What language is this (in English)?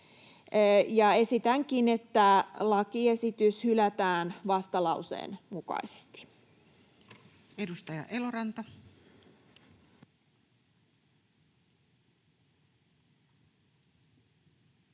Finnish